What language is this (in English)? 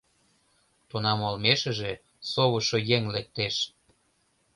Mari